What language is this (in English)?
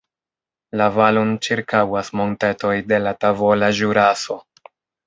Esperanto